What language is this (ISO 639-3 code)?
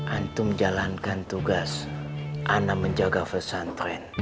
ind